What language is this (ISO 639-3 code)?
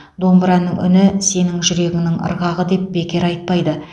kaz